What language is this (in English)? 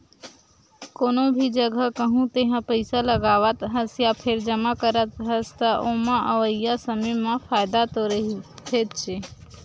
Chhattisgarhi